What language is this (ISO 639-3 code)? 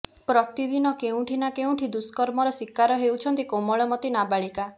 ori